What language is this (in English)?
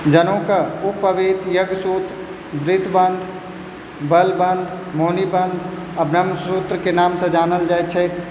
Maithili